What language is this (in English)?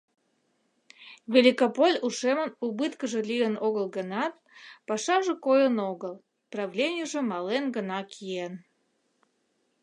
Mari